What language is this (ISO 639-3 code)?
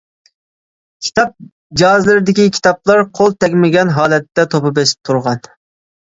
uig